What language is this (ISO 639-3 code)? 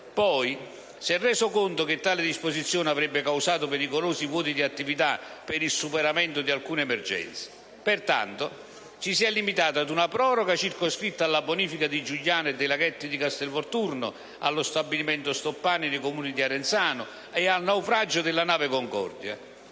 ita